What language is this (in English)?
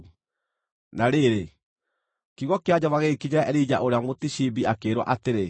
Kikuyu